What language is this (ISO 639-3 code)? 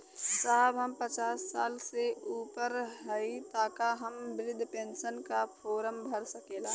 bho